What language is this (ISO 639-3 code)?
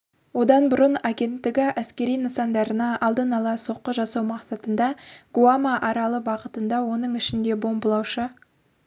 kaz